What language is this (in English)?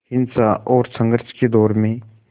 Hindi